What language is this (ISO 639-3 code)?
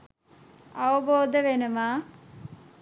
sin